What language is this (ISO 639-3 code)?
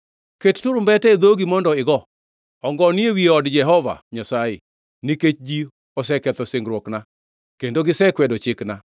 luo